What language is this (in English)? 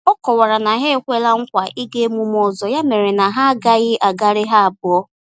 Igbo